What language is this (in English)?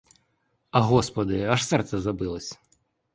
Ukrainian